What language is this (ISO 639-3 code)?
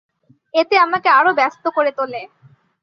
ben